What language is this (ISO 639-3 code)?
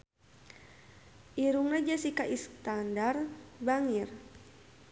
sun